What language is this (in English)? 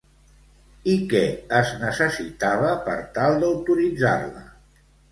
Catalan